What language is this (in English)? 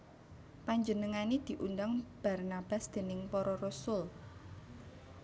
Javanese